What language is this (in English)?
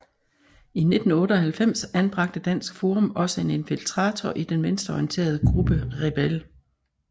Danish